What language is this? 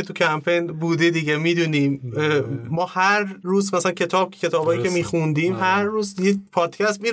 Persian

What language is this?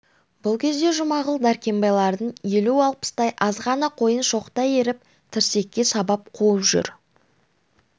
Kazakh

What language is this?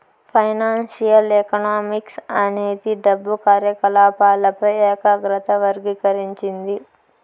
Telugu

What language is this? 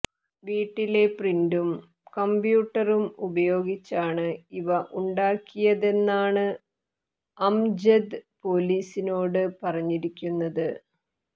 Malayalam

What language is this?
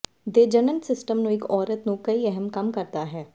Punjabi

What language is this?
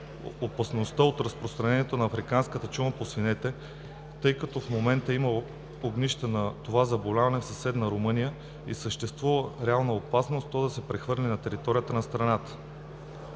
Bulgarian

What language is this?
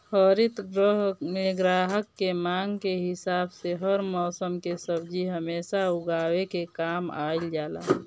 Bhojpuri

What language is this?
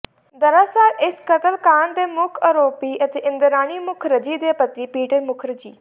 Punjabi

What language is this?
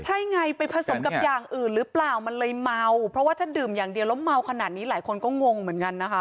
Thai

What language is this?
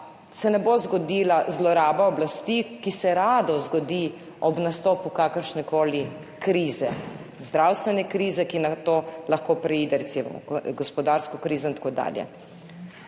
Slovenian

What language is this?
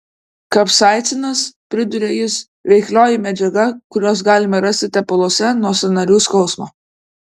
Lithuanian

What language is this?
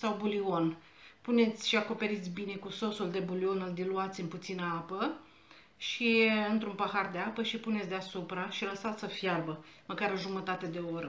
Romanian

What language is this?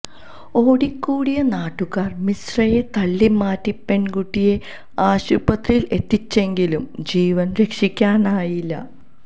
Malayalam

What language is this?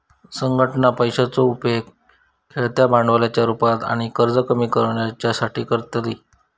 Marathi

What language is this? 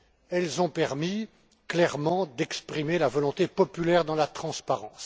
French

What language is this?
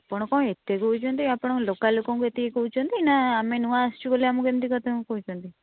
Odia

